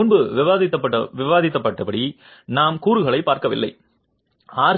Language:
Tamil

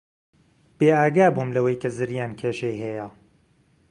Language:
Central Kurdish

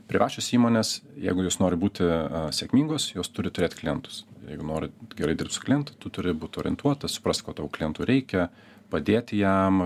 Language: Lithuanian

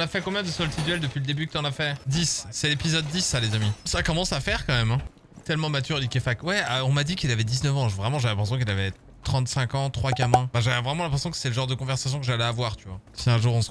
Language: French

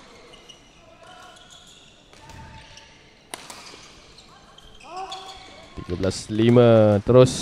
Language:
Malay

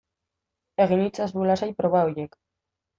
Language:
Basque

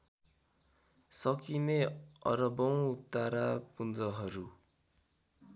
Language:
Nepali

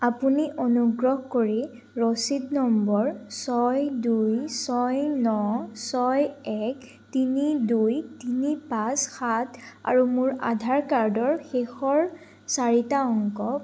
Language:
Assamese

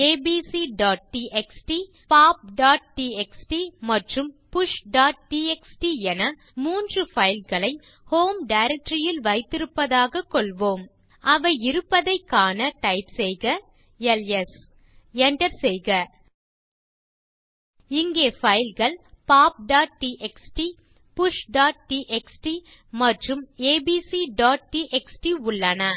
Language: Tamil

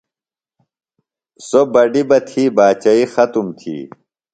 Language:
Phalura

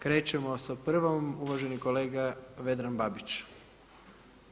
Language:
Croatian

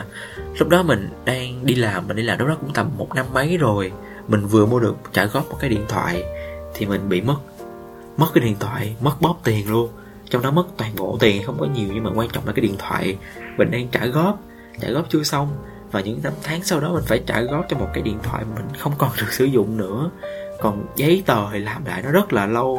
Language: Vietnamese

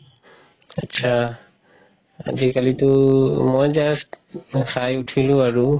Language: Assamese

